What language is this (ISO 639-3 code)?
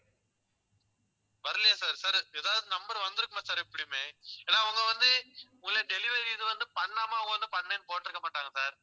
tam